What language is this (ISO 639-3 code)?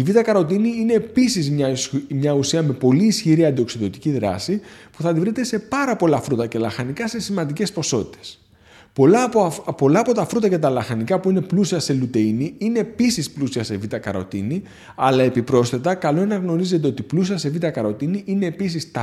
ell